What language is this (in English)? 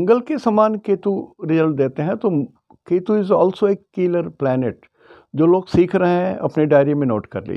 Hindi